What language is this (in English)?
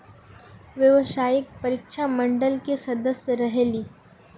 Magahi